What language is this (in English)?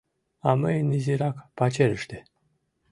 Mari